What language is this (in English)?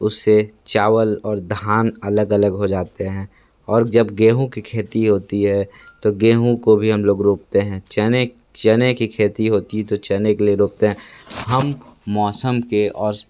Hindi